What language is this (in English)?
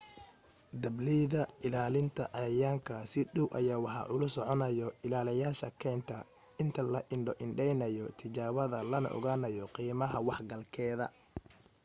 Somali